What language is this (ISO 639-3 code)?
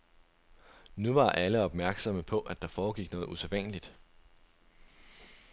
dan